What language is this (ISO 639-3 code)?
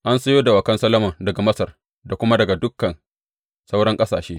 hau